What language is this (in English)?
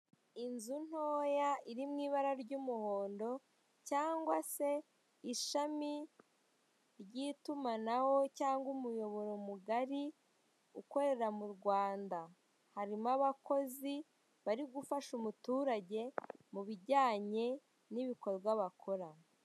Kinyarwanda